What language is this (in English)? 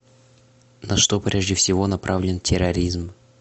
Russian